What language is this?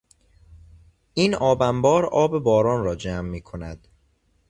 Persian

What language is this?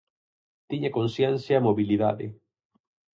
Galician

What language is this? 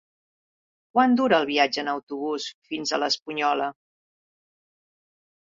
Catalan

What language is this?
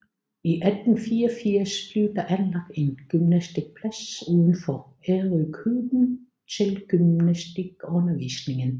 Danish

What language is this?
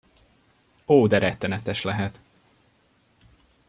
Hungarian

